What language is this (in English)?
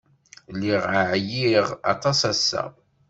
Kabyle